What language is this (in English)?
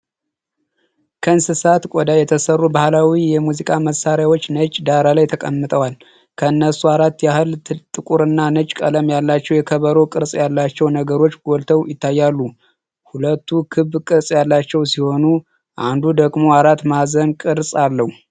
Amharic